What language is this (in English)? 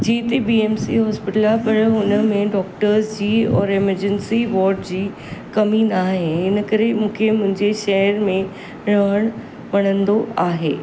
Sindhi